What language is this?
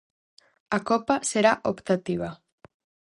Galician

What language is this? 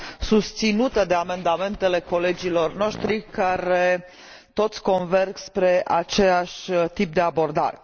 Romanian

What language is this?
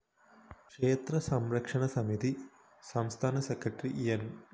Malayalam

